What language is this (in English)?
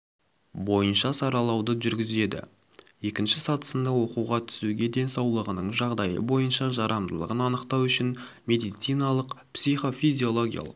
Kazakh